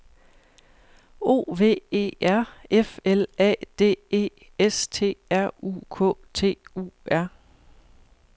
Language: Danish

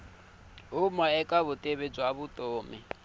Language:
Tsonga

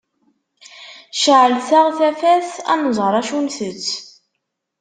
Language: Kabyle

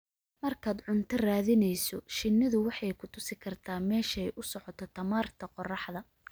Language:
Somali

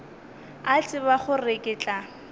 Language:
Northern Sotho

